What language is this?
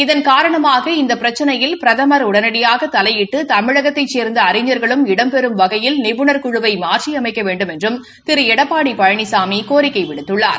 Tamil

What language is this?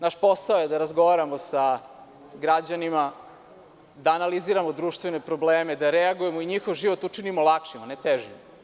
Serbian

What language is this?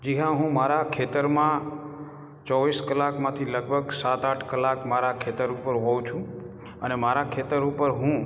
Gujarati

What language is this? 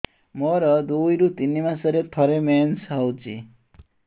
Odia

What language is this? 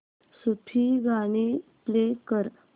Marathi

